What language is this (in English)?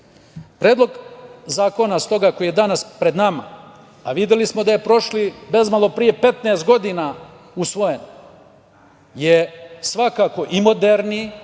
Serbian